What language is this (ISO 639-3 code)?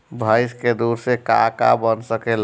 bho